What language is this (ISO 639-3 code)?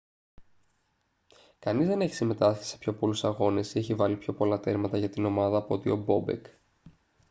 ell